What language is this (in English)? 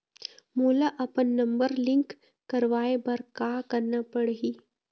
Chhattisgarhi